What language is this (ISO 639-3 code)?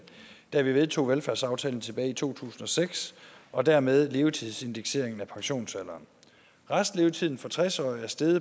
dan